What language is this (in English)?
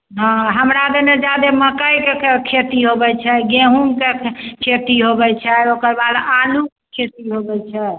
Maithili